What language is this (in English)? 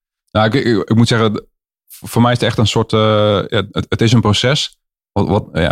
Dutch